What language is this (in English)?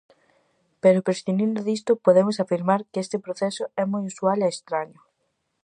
Galician